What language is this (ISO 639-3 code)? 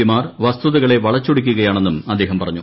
mal